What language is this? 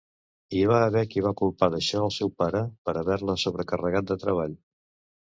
Catalan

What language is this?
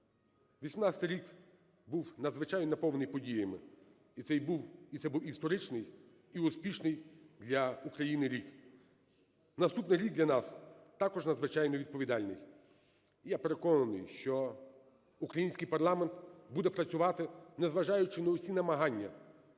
Ukrainian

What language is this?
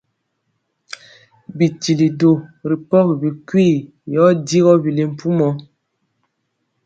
Mpiemo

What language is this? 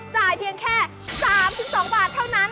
Thai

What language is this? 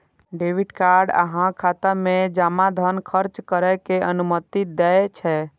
Maithili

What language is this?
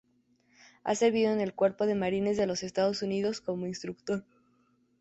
Spanish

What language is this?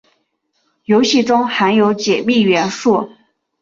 Chinese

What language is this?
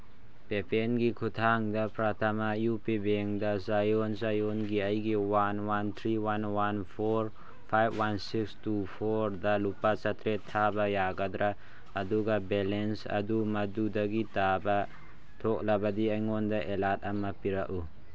Manipuri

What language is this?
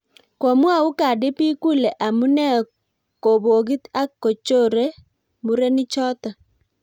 Kalenjin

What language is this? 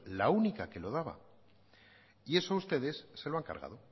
Spanish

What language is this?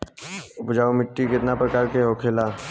Bhojpuri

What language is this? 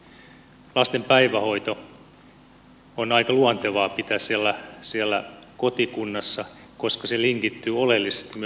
Finnish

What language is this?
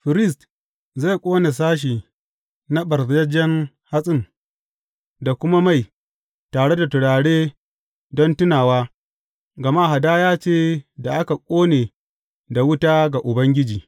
Hausa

